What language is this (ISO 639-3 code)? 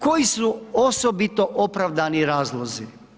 hrv